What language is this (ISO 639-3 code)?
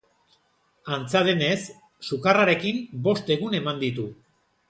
eus